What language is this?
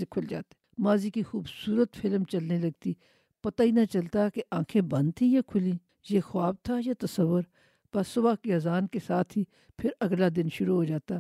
Urdu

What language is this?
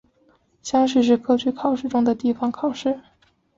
Chinese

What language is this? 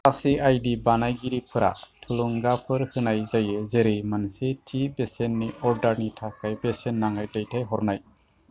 Bodo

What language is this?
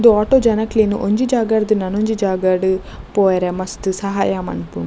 Tulu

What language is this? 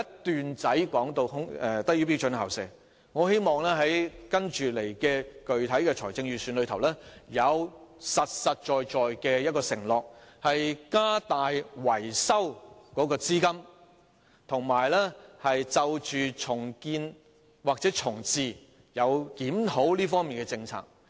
Cantonese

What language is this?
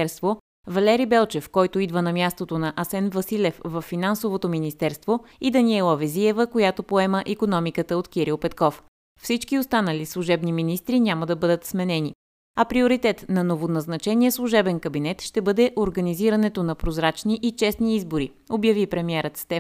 Bulgarian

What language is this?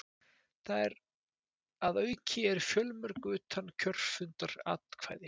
Icelandic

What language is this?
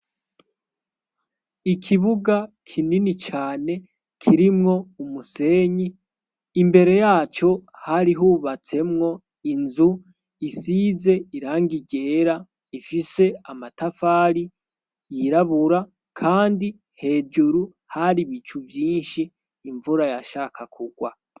Rundi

